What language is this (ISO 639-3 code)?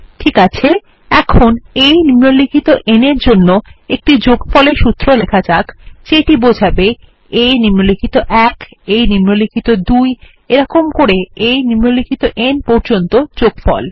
ben